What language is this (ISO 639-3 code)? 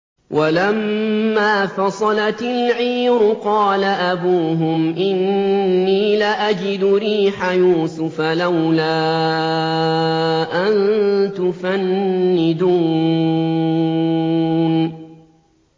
ara